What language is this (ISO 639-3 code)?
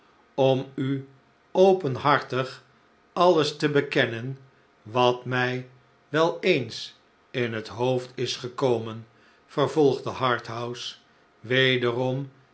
nld